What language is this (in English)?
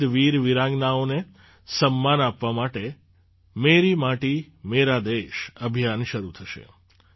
Gujarati